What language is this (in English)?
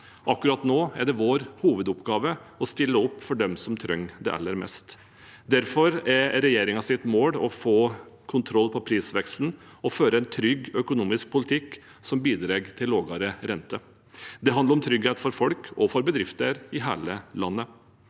Norwegian